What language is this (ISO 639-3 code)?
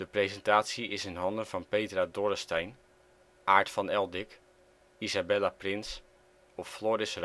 nld